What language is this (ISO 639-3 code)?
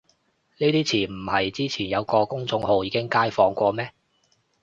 yue